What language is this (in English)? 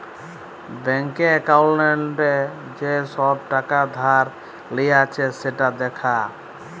Bangla